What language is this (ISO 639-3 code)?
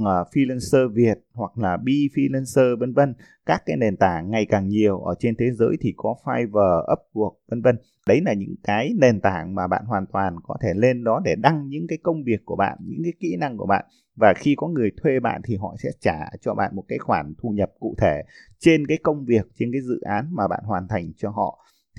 vie